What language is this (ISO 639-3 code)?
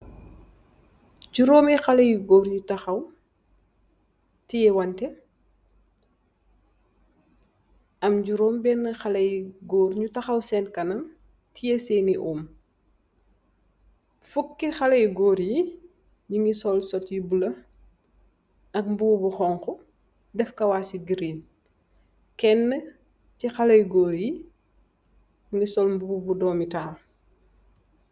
wol